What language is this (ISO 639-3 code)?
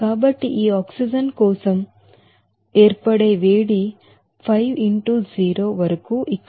tel